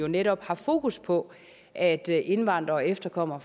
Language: Danish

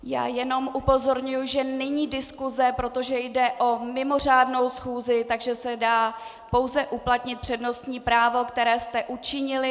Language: Czech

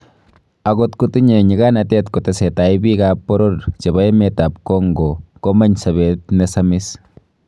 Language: Kalenjin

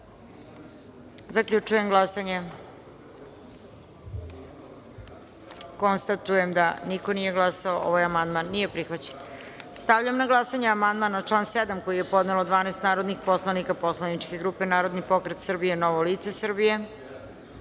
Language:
Serbian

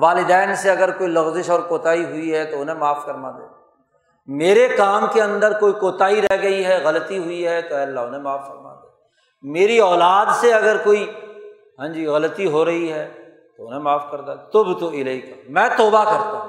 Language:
Urdu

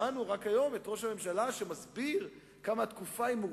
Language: Hebrew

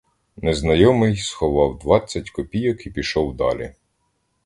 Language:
Ukrainian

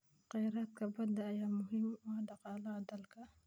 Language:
Somali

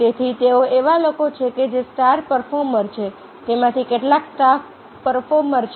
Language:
Gujarati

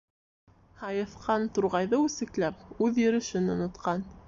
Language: Bashkir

